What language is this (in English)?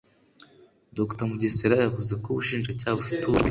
Kinyarwanda